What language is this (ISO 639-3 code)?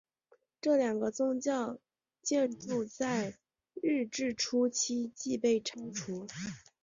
zho